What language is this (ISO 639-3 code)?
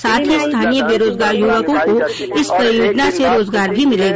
hin